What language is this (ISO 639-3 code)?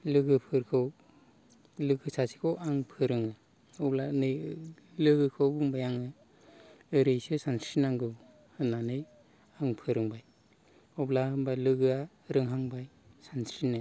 brx